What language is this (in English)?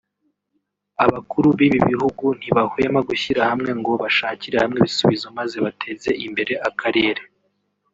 Kinyarwanda